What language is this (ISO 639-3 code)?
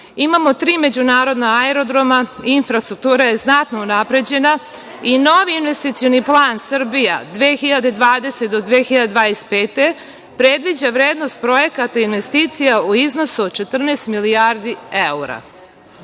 srp